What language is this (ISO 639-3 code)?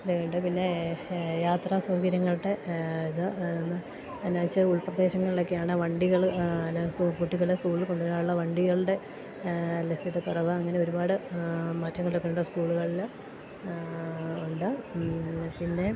mal